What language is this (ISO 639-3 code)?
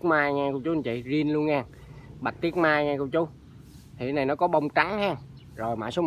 vie